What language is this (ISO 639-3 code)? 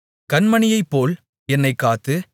tam